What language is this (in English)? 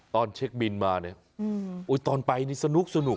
Thai